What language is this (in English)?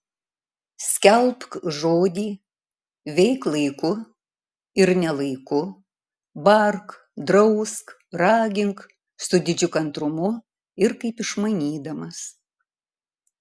Lithuanian